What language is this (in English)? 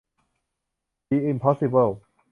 Thai